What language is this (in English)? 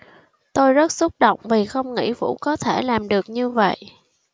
Vietnamese